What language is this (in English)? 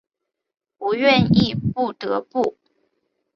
Chinese